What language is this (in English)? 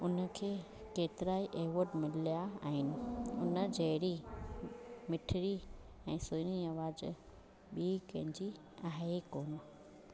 Sindhi